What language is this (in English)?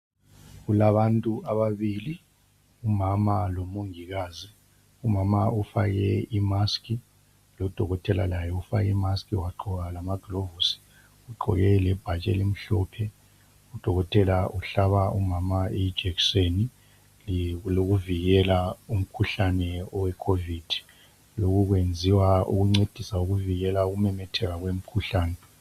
North Ndebele